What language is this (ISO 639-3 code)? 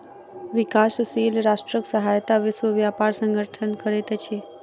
mai